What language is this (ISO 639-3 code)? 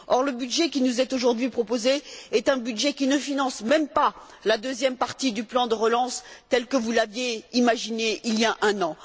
fra